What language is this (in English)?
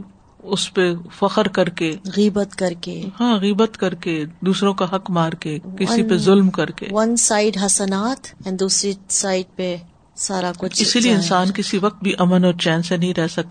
Urdu